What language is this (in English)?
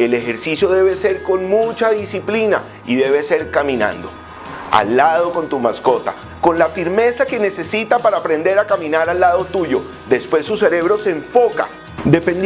Spanish